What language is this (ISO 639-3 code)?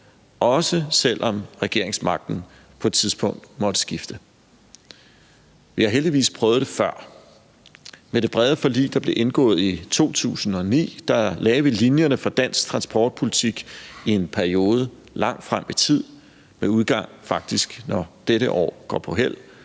dan